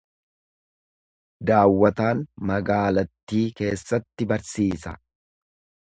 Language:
Oromo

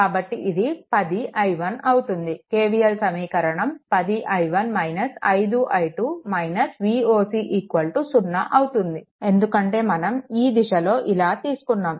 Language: Telugu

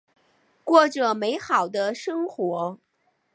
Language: Chinese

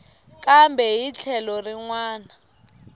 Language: Tsonga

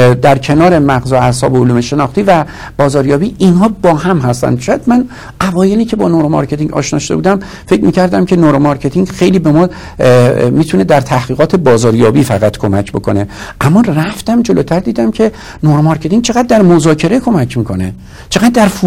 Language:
Persian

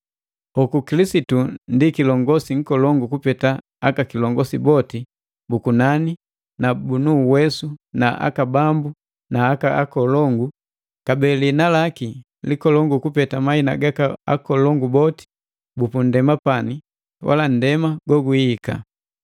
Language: Matengo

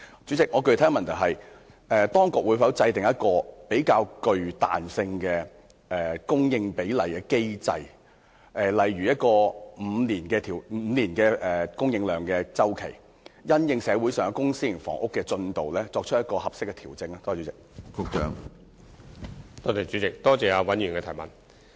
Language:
Cantonese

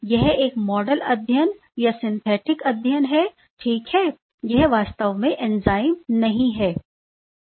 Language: Hindi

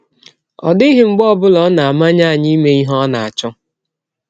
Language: Igbo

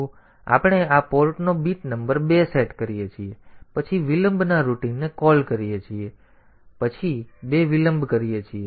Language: Gujarati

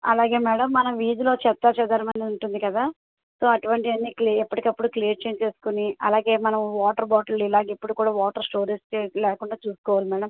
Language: Telugu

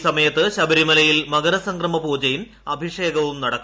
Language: Malayalam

